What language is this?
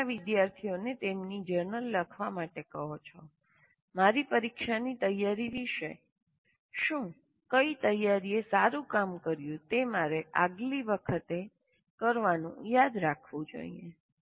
Gujarati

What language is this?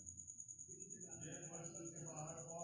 Maithili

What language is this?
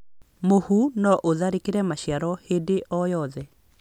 Kikuyu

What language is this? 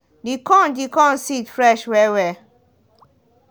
Nigerian Pidgin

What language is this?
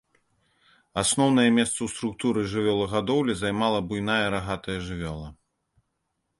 Belarusian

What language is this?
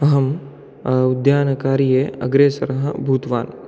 Sanskrit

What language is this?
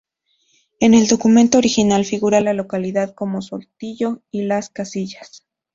Spanish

